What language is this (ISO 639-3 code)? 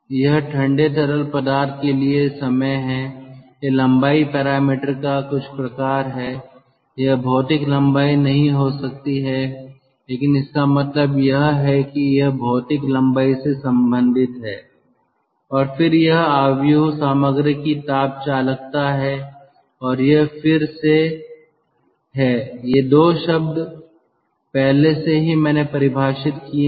hin